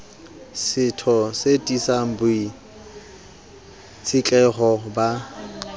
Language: Southern Sotho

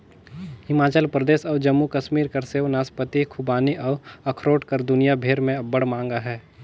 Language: Chhattisgarhi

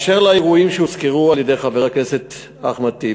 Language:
Hebrew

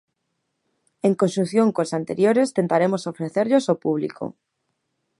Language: Galician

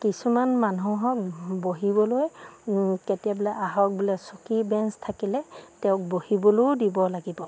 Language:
Assamese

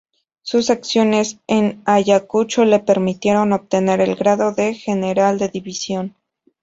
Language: Spanish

